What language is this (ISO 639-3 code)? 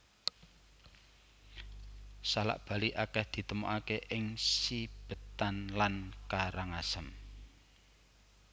jav